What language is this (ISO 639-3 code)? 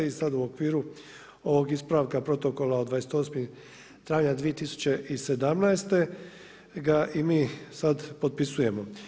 hrv